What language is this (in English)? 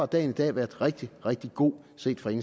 Danish